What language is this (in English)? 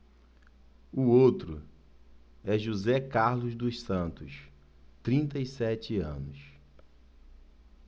Portuguese